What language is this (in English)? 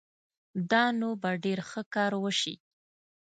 Pashto